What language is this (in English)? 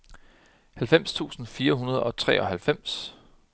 Danish